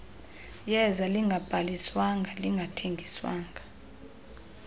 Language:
Xhosa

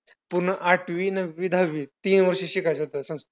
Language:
Marathi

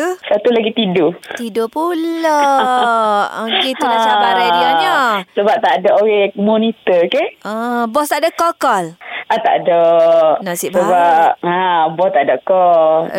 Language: Malay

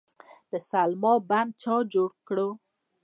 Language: Pashto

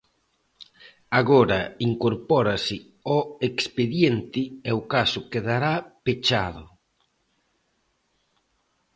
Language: Galician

